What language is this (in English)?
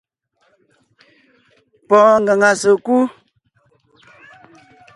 Ngiemboon